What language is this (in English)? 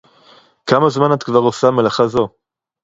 Hebrew